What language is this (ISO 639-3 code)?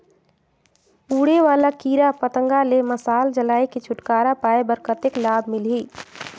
hne